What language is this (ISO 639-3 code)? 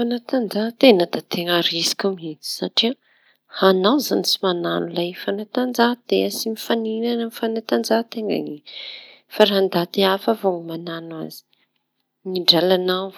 txy